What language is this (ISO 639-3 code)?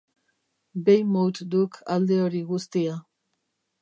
eus